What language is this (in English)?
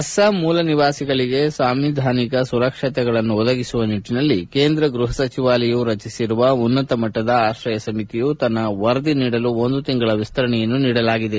Kannada